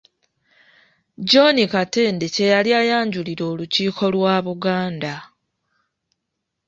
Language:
Ganda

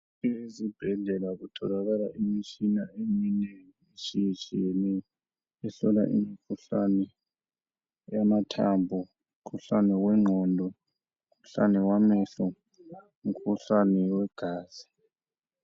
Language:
North Ndebele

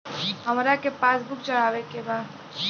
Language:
Bhojpuri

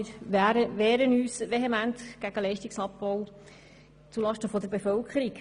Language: Swiss German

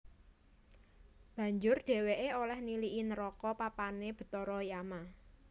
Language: Javanese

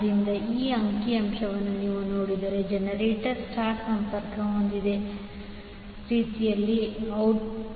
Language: Kannada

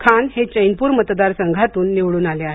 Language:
Marathi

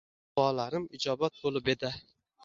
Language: Uzbek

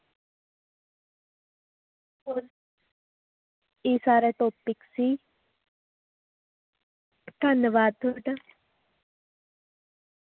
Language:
Punjabi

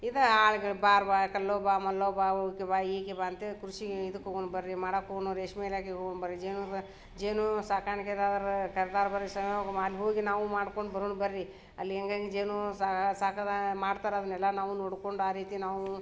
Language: Kannada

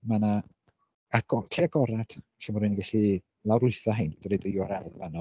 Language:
Welsh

